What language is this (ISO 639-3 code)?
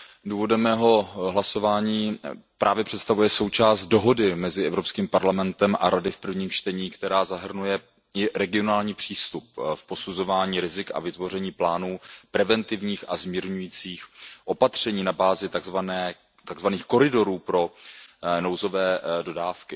ces